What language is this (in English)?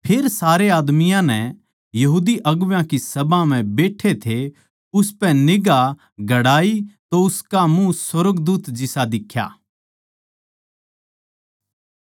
Haryanvi